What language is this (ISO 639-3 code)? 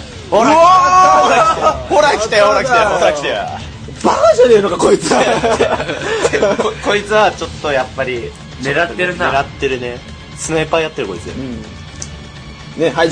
jpn